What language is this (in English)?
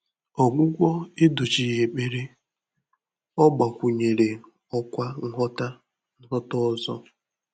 Igbo